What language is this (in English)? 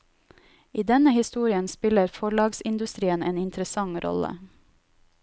Norwegian